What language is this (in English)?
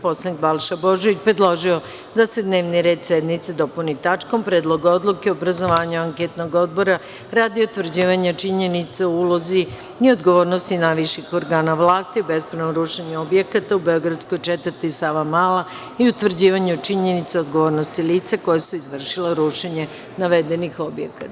Serbian